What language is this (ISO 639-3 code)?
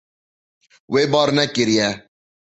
kur